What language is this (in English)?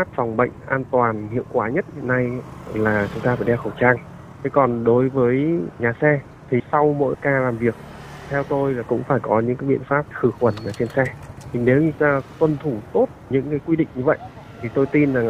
Vietnamese